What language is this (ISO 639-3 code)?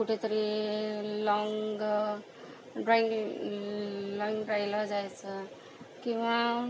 mar